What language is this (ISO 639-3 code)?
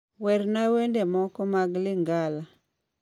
luo